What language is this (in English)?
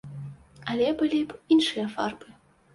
Belarusian